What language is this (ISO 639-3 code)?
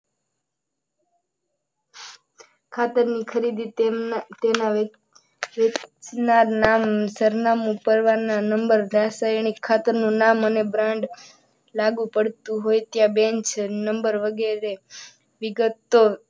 guj